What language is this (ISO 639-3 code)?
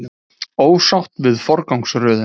isl